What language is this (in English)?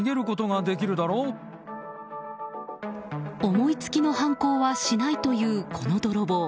Japanese